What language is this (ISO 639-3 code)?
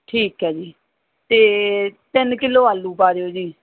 pan